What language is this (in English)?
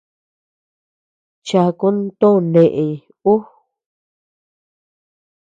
Tepeuxila Cuicatec